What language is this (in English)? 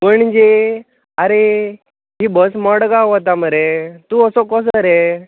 Konkani